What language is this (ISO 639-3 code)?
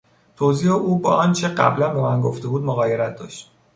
fas